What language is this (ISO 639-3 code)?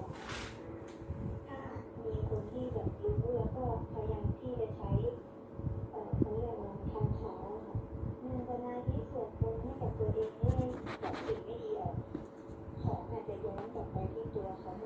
tha